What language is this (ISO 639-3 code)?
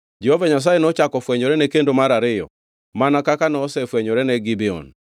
luo